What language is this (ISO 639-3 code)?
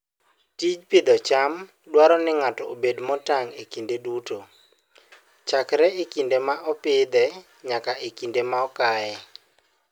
luo